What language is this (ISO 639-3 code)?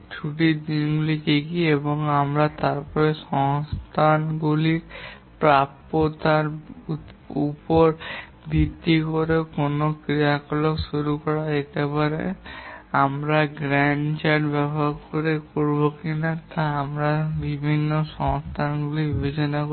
ben